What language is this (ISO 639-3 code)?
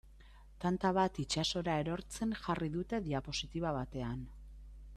eus